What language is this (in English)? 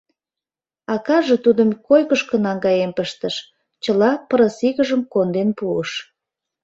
Mari